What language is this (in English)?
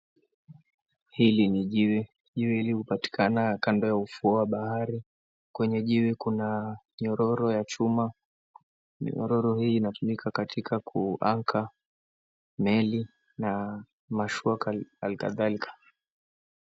Swahili